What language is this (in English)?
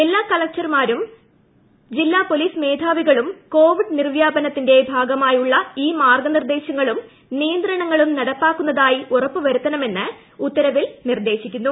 Malayalam